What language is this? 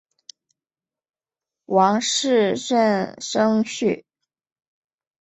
Chinese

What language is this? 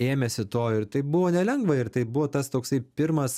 Lithuanian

